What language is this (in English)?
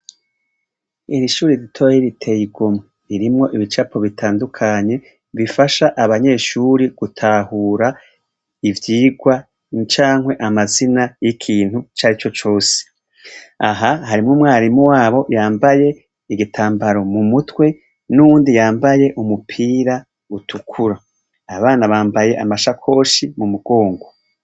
Rundi